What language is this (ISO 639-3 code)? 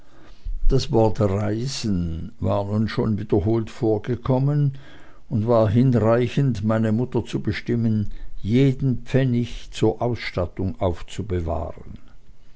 deu